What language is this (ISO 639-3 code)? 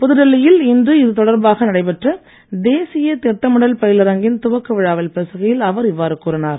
tam